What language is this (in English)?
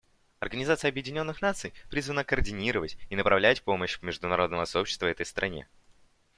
Russian